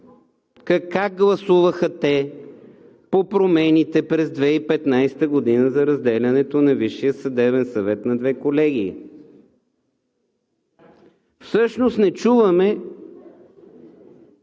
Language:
Bulgarian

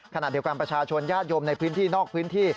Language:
Thai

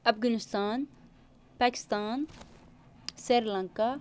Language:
Kashmiri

